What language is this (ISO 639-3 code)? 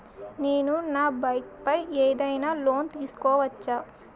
tel